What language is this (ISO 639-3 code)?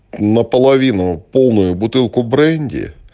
rus